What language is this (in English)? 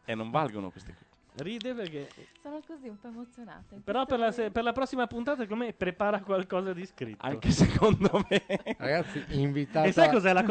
Italian